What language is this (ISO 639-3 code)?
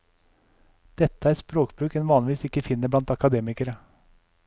nor